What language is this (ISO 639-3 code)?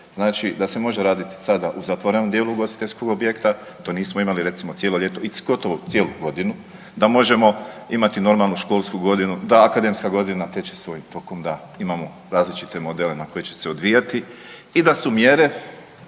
hrv